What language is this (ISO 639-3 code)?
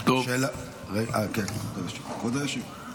heb